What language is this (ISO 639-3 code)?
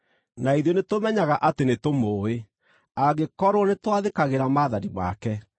kik